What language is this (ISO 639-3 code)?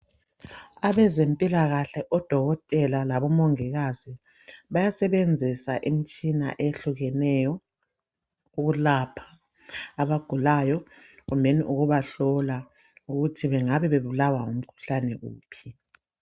nde